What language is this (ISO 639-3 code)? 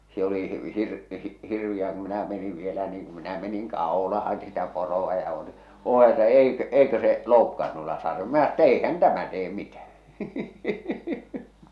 fin